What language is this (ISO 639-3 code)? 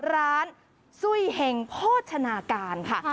tha